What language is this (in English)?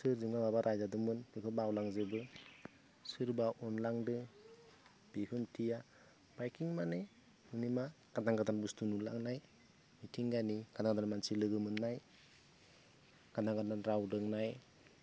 Bodo